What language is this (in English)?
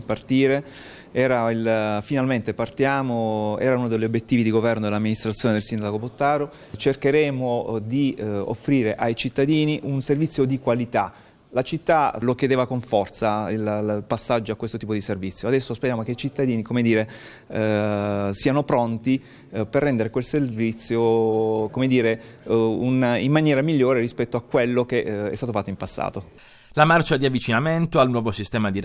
Italian